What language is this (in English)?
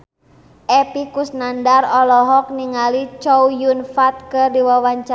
Sundanese